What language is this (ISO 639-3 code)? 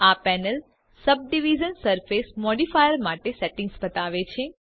guj